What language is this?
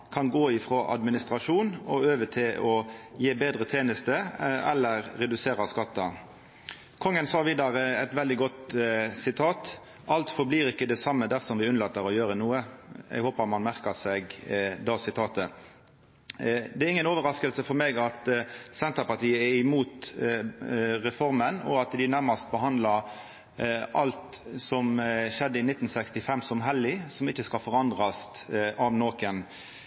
Norwegian Nynorsk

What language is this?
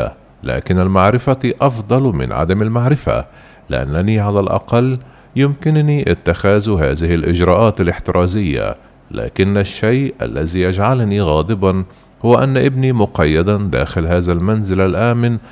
Arabic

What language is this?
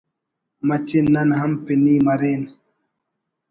Brahui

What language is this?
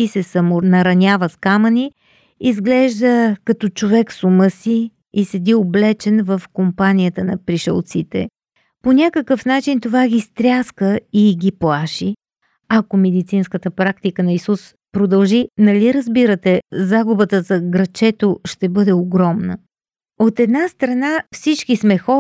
Bulgarian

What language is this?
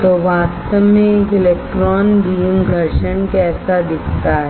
Hindi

